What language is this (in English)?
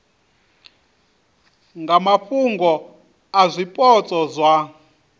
Venda